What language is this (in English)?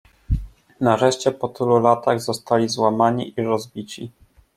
Polish